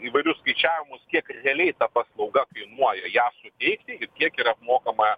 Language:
Lithuanian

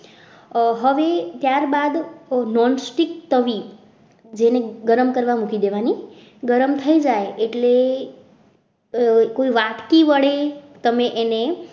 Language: Gujarati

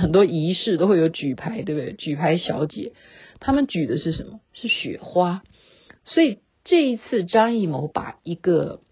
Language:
Chinese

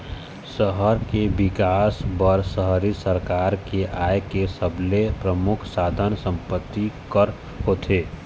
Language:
Chhattisgarhi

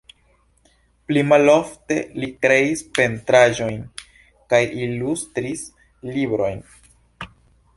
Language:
Esperanto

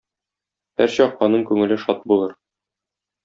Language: Tatar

